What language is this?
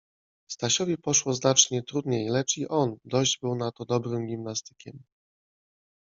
Polish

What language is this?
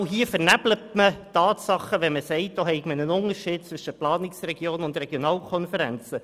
Swiss German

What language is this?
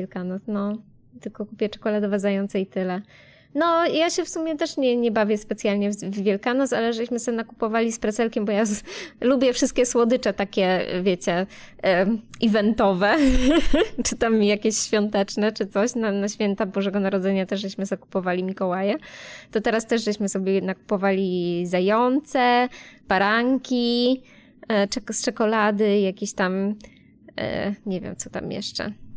Polish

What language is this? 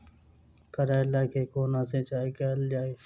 Maithili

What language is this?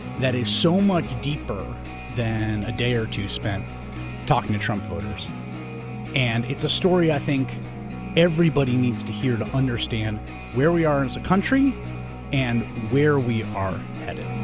English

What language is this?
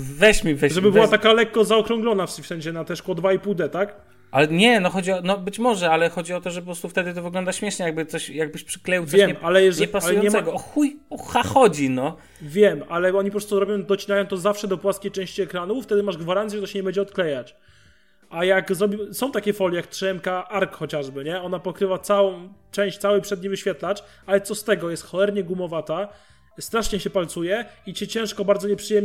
Polish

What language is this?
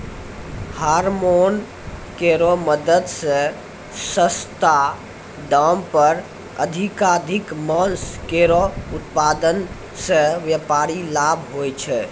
Maithili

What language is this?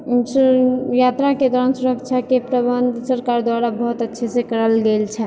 Maithili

